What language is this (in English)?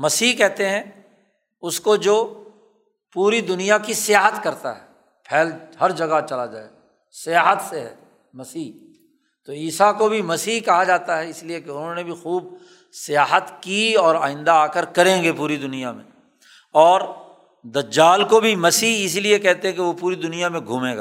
Urdu